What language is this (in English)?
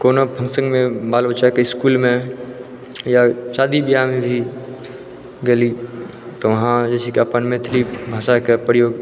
Maithili